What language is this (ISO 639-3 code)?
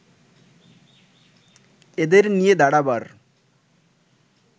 ben